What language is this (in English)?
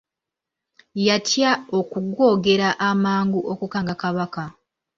Ganda